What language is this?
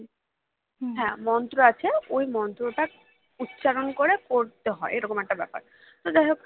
Bangla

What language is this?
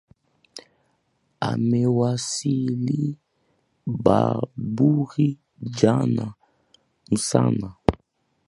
Swahili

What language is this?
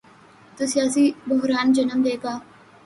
Urdu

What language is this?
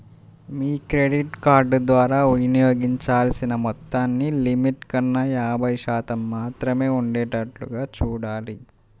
Telugu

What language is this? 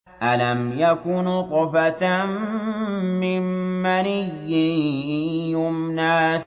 Arabic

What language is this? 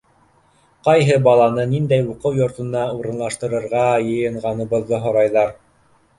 Bashkir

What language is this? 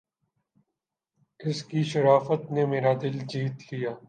Urdu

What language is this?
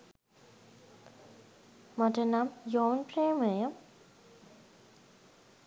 Sinhala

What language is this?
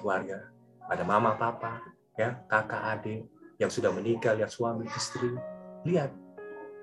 Indonesian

